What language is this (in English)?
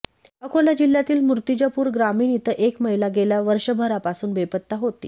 Marathi